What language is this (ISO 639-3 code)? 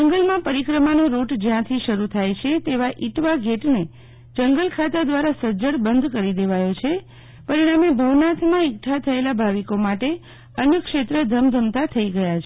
guj